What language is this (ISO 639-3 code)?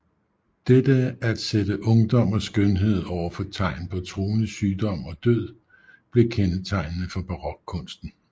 dan